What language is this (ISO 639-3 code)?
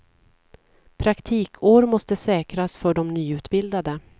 swe